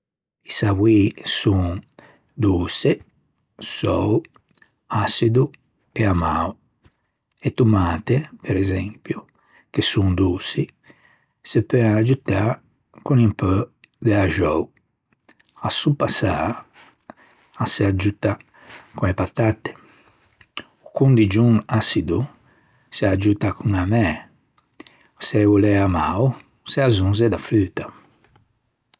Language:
Ligurian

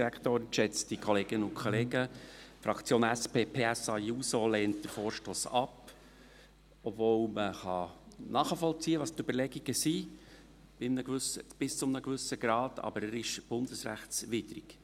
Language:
Swiss German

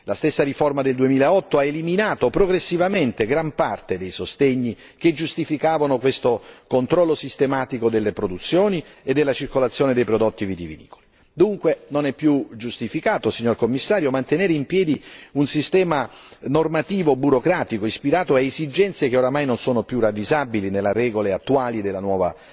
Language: Italian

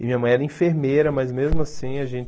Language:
Portuguese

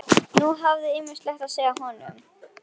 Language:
Icelandic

